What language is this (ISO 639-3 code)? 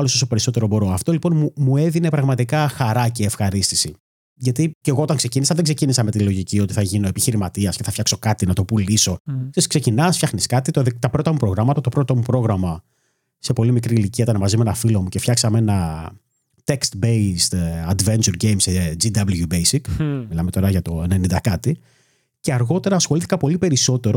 ell